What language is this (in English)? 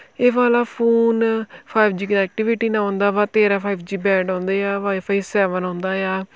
Punjabi